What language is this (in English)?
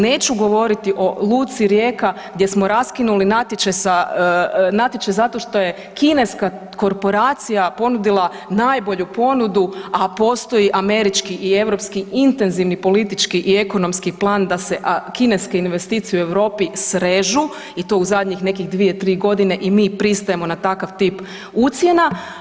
Croatian